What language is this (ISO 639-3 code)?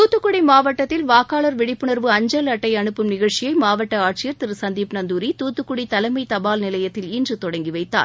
tam